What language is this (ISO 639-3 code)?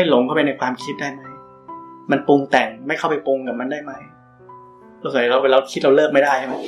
tha